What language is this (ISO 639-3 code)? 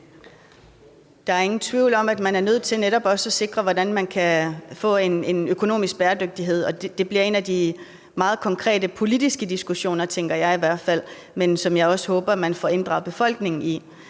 dan